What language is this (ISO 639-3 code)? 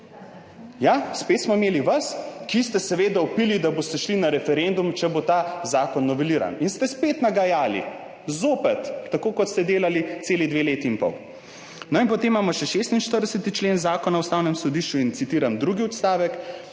slv